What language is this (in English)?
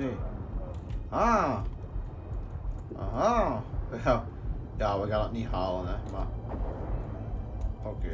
Dutch